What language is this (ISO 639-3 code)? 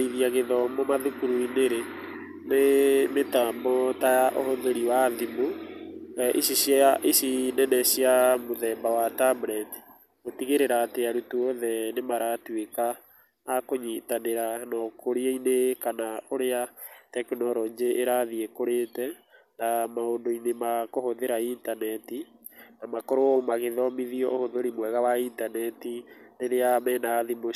kik